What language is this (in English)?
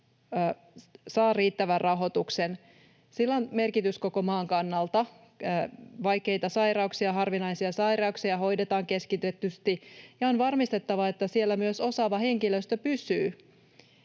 Finnish